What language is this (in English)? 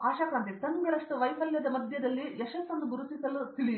Kannada